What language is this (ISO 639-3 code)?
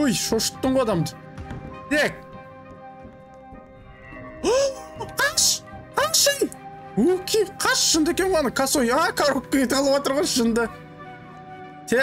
tur